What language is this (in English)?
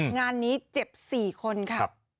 Thai